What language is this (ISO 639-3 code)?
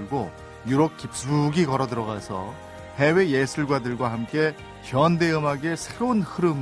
kor